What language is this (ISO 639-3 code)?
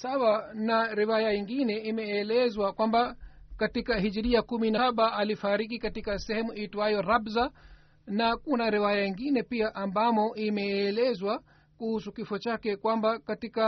swa